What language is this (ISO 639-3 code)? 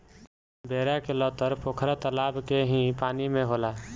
bho